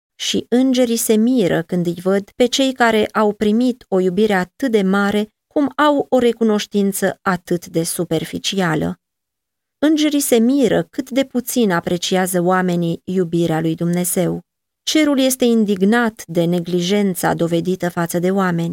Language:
Romanian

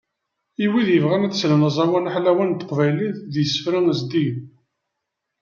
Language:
Kabyle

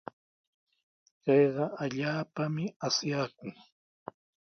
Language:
Sihuas Ancash Quechua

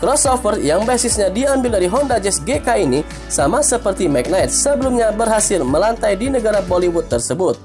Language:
Indonesian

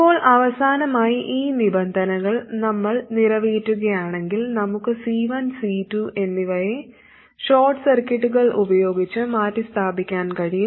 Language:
Malayalam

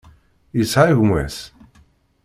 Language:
Kabyle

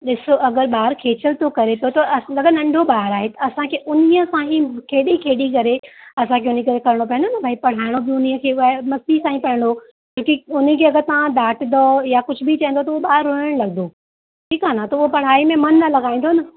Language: Sindhi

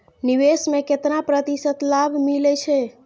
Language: Maithili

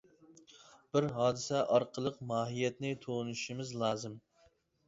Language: Uyghur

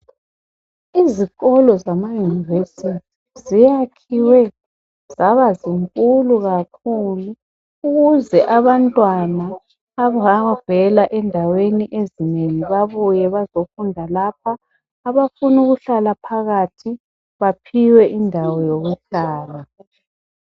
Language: North Ndebele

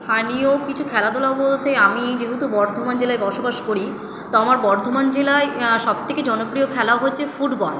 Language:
Bangla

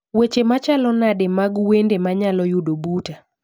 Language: Luo (Kenya and Tanzania)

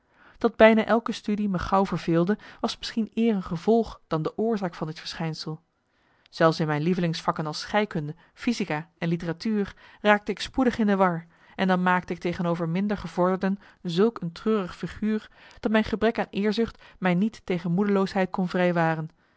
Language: Dutch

